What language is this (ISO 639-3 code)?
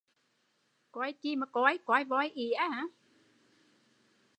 vie